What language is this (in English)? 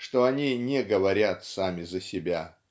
Russian